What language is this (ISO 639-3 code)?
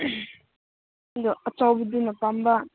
mni